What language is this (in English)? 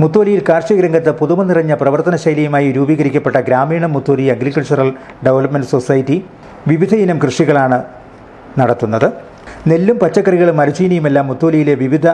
Turkish